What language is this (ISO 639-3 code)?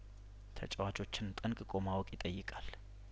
amh